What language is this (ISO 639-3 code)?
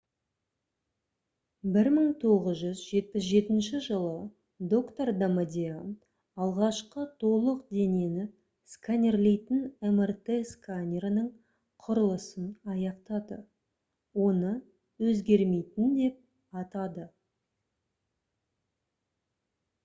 kaz